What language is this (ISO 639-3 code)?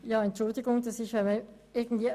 gsw